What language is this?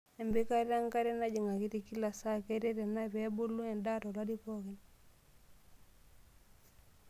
Masai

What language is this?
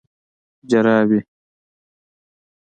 Pashto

